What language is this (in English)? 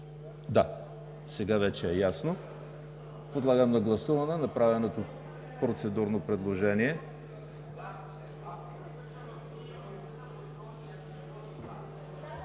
Bulgarian